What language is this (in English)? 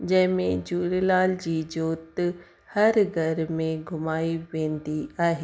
Sindhi